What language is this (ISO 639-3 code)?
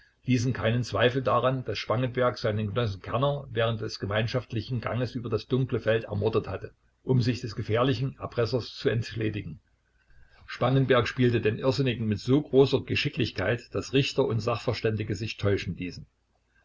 deu